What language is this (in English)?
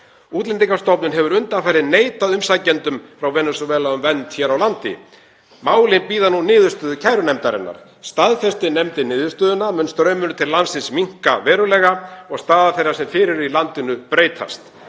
Icelandic